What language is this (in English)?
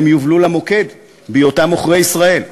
Hebrew